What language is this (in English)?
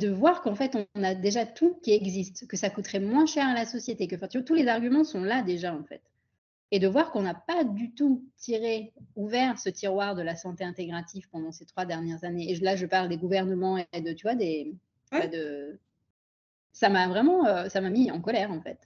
French